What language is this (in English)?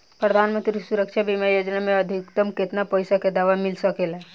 Bhojpuri